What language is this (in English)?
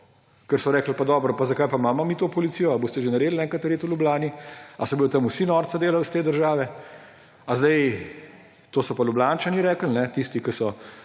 Slovenian